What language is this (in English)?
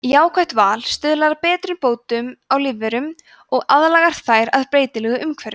Icelandic